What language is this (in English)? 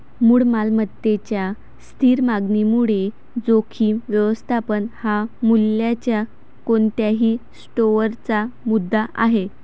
Marathi